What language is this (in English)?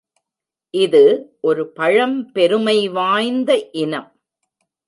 Tamil